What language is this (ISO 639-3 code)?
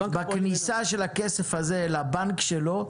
heb